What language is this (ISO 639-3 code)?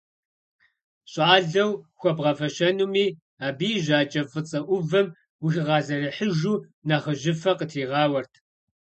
kbd